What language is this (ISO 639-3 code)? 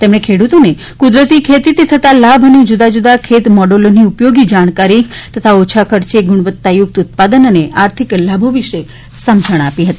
guj